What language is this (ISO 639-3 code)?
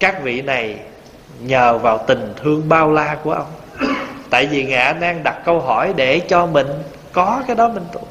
vie